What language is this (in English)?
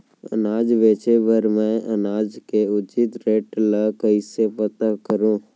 Chhattisgarhi